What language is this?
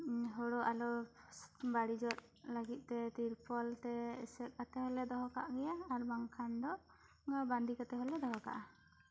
Santali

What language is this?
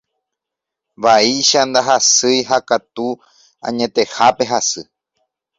Guarani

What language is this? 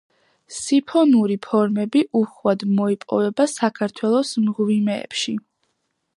Georgian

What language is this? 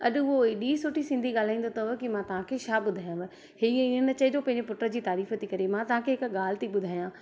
Sindhi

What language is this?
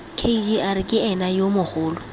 Tswana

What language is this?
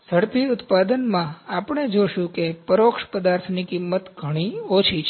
Gujarati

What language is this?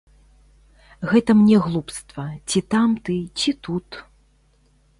Belarusian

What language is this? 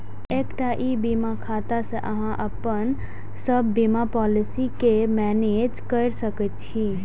Maithili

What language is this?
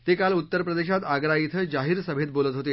Marathi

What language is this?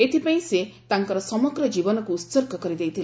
Odia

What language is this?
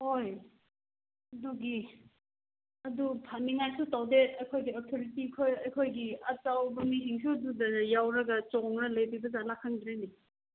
Manipuri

